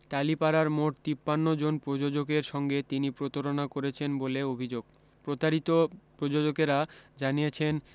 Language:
Bangla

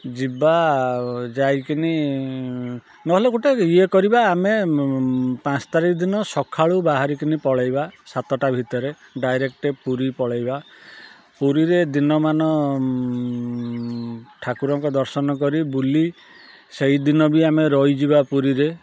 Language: Odia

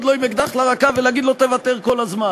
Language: Hebrew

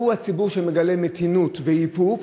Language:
Hebrew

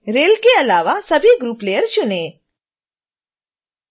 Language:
Hindi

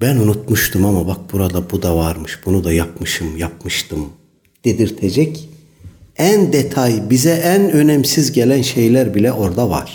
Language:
Turkish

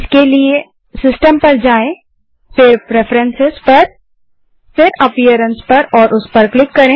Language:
Hindi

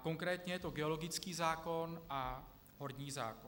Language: Czech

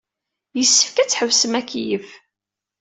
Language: Kabyle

